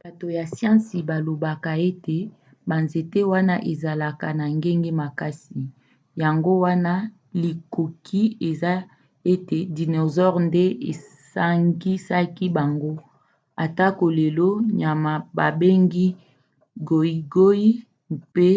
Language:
Lingala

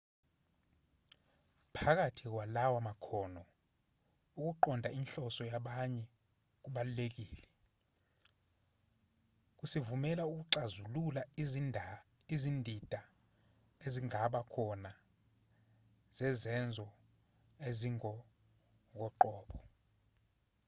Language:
Zulu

